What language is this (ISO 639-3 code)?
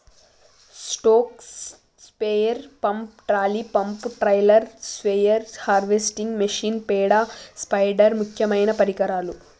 tel